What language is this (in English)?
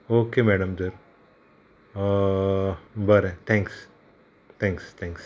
Konkani